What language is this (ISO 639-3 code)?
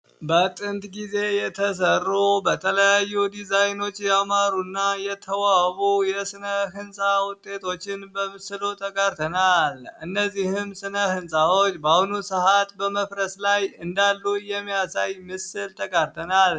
amh